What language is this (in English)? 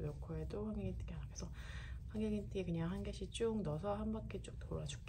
Korean